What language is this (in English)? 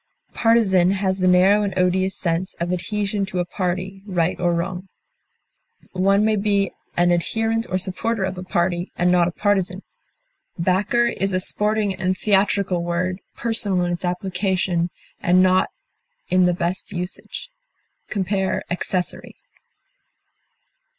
English